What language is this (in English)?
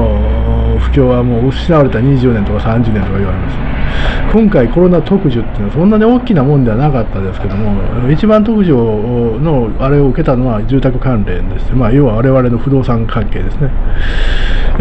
Japanese